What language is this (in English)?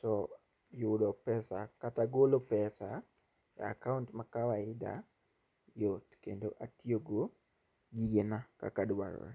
Luo (Kenya and Tanzania)